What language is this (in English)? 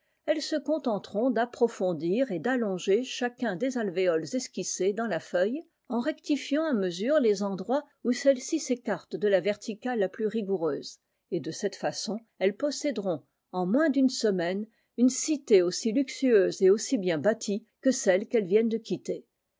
French